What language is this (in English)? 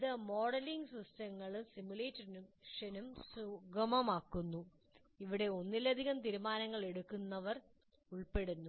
Malayalam